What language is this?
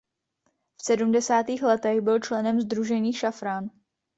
Czech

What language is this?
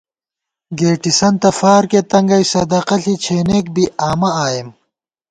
Gawar-Bati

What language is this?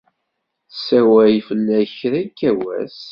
Kabyle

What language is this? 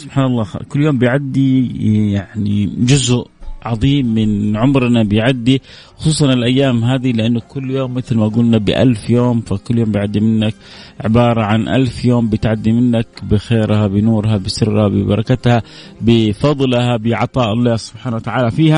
Arabic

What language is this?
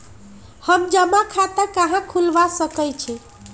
Magahi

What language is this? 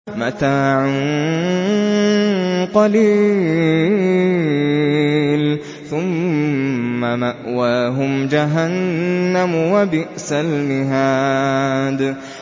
Arabic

